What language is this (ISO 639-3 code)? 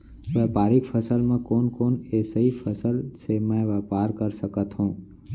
hne